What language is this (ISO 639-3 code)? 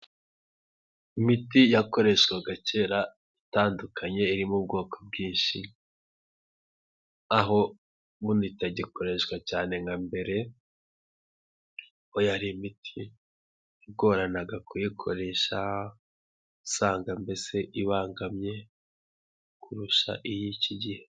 kin